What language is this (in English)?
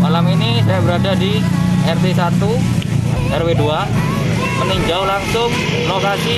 Indonesian